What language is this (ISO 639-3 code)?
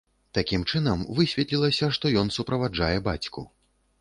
bel